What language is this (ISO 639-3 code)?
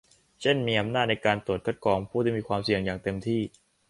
tha